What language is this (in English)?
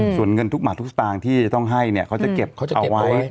Thai